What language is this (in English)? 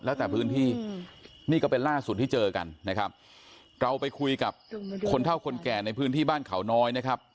Thai